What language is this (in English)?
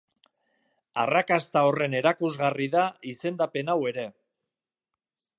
Basque